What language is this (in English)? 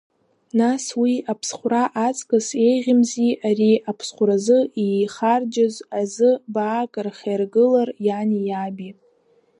Abkhazian